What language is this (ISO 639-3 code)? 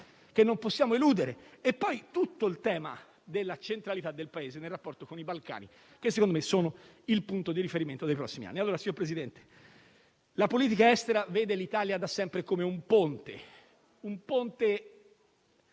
ita